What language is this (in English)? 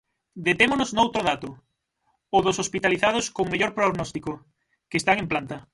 Galician